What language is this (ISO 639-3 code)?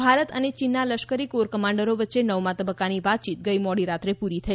guj